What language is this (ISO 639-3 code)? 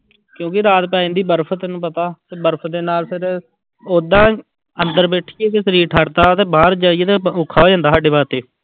pan